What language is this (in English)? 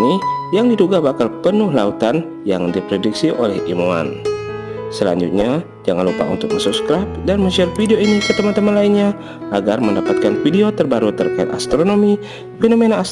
Indonesian